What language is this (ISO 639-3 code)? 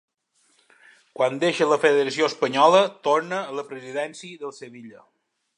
cat